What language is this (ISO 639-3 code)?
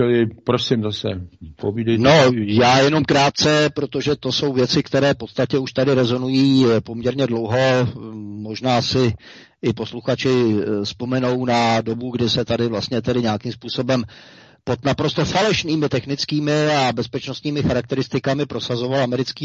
ces